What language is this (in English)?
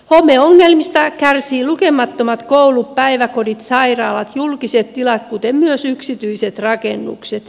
Finnish